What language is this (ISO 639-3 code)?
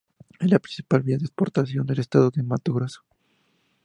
spa